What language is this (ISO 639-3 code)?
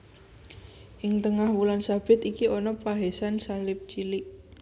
jav